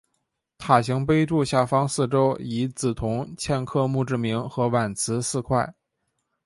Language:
Chinese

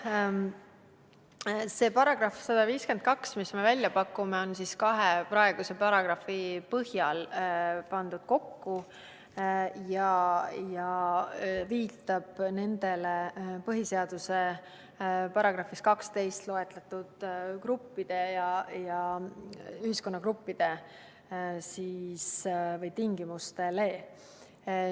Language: Estonian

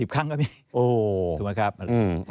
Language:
Thai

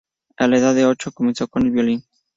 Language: Spanish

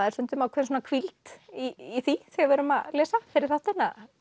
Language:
Icelandic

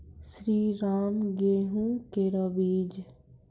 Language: Maithili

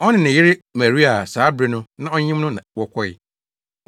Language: Akan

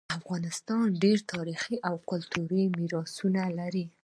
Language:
Pashto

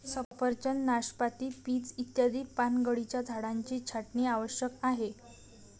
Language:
Marathi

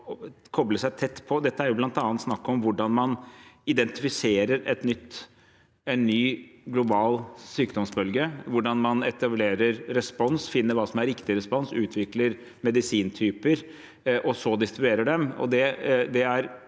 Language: Norwegian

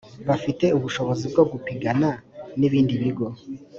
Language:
Kinyarwanda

